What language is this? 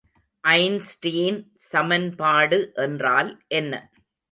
Tamil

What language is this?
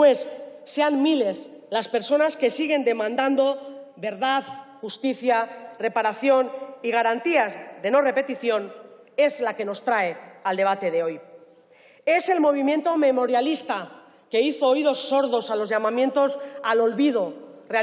Spanish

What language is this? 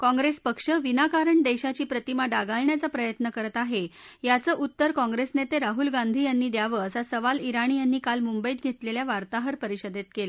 Marathi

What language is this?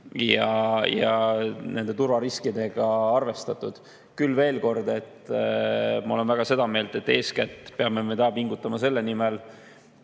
Estonian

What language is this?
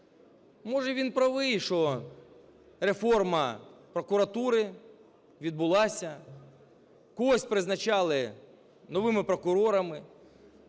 Ukrainian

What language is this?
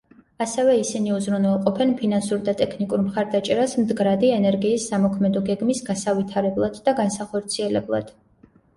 Georgian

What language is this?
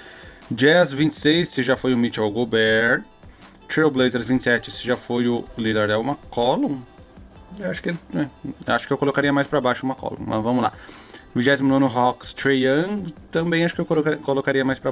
Portuguese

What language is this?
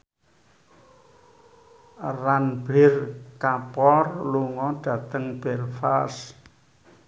Javanese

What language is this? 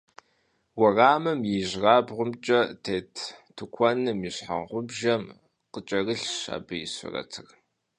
Kabardian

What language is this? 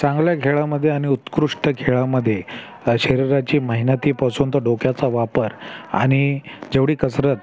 Marathi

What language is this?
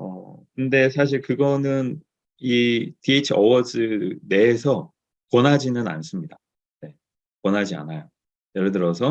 Korean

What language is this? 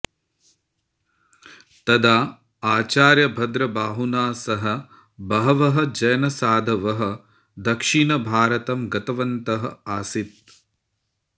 Sanskrit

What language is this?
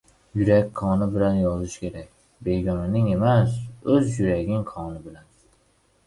Uzbek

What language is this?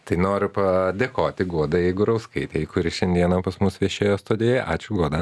Lithuanian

